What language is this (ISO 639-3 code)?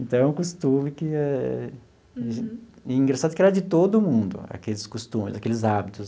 por